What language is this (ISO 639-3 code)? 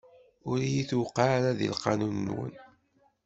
kab